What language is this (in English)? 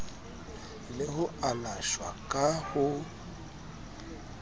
Southern Sotho